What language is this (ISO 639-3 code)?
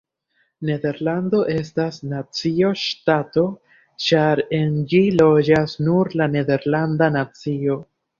epo